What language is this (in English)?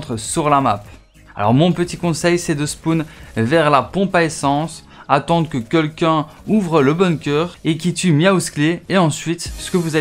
French